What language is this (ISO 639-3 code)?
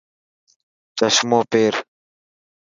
mki